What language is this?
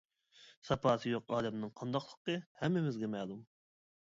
Uyghur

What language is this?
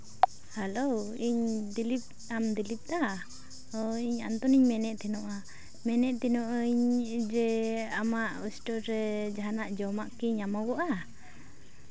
Santali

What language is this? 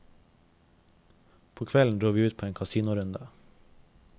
Norwegian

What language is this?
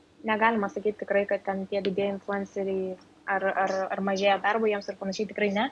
Lithuanian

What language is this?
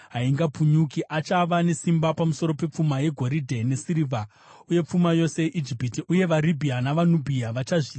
Shona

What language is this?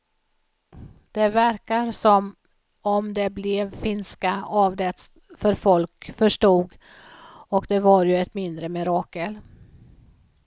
Swedish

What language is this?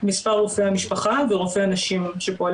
Hebrew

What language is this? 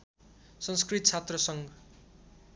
Nepali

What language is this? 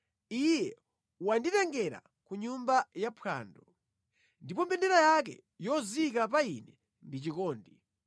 Nyanja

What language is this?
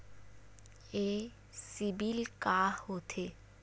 Chhattisgarhi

